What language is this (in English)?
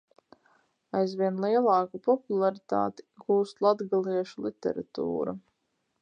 Latvian